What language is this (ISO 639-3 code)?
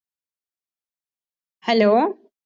tam